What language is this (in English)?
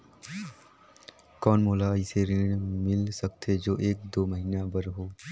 Chhattisgarhi